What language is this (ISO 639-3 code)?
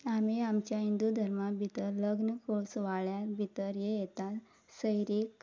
kok